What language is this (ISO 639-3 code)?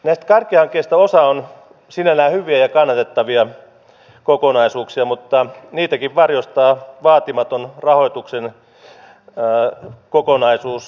fin